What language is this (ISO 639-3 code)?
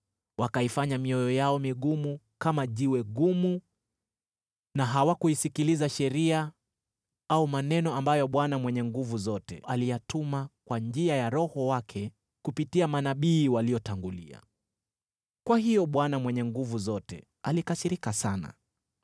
swa